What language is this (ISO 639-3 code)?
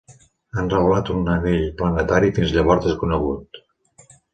cat